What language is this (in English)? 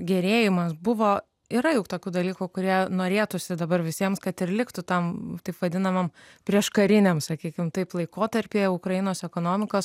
Lithuanian